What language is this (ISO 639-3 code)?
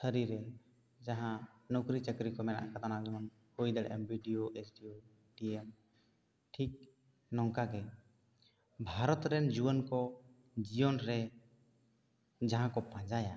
sat